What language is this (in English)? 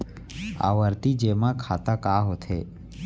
Chhattisgarhi